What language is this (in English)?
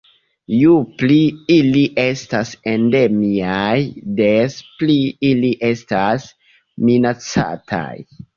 Esperanto